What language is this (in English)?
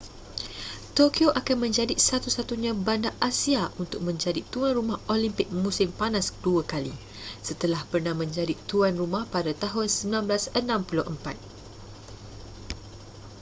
Malay